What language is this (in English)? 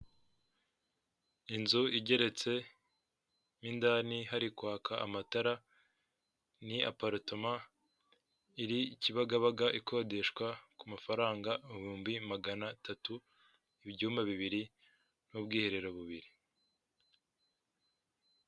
Kinyarwanda